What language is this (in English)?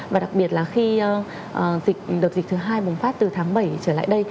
Vietnamese